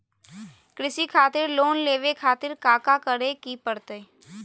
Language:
Magahi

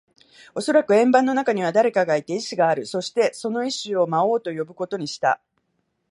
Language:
Japanese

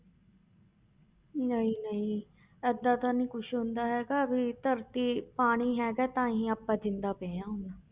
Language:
Punjabi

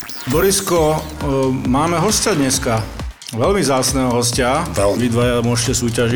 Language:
Slovak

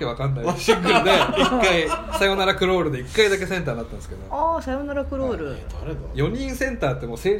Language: Japanese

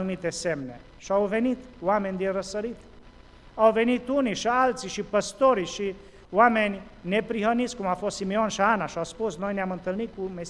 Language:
Romanian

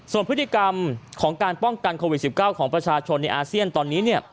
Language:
Thai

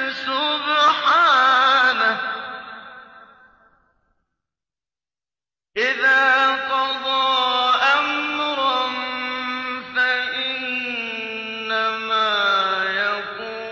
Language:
Arabic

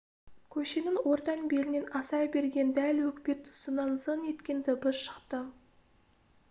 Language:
Kazakh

